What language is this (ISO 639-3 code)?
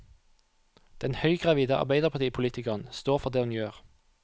nor